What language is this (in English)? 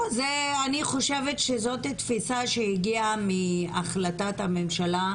Hebrew